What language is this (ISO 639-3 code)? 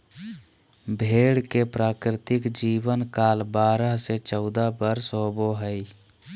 mag